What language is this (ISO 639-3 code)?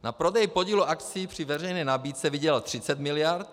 ces